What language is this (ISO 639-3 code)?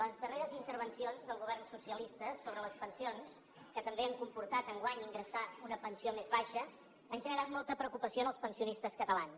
cat